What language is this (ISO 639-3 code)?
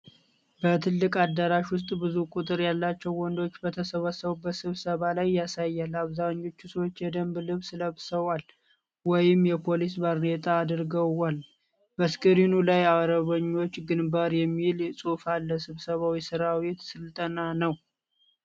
amh